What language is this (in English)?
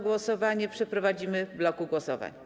Polish